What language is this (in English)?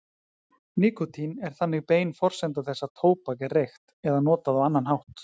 Icelandic